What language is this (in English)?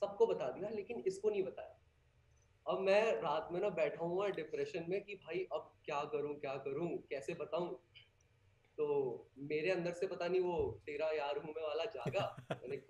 Hindi